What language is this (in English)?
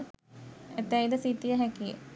Sinhala